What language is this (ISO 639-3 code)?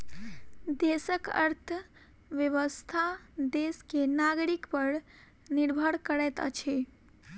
mai